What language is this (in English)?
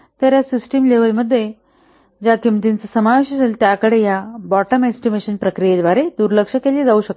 Marathi